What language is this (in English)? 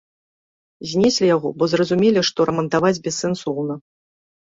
Belarusian